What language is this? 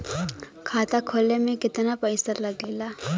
Bhojpuri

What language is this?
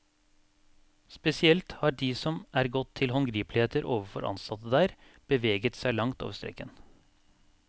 Norwegian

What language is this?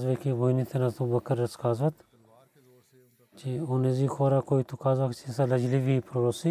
Bulgarian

